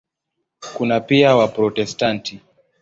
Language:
Swahili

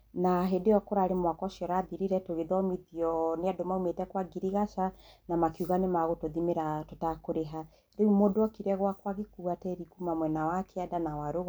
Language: Kikuyu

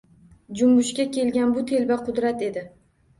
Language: Uzbek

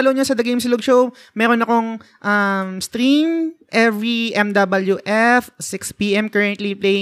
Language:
Filipino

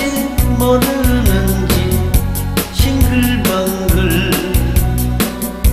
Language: Korean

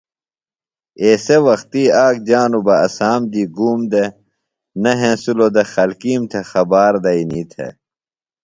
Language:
Phalura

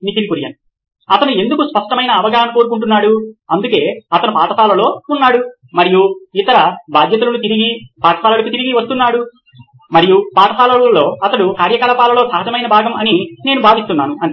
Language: Telugu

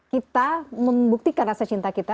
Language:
Indonesian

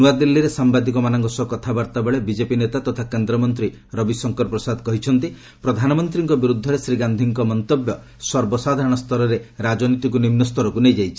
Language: Odia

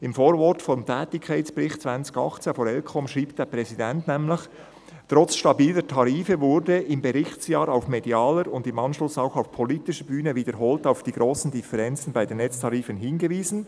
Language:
Swiss German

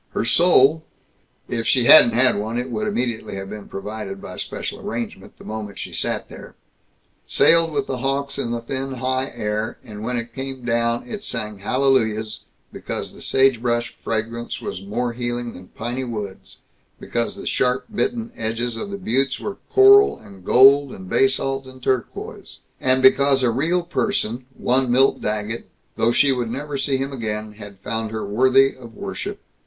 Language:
English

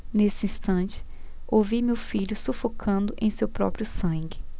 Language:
Portuguese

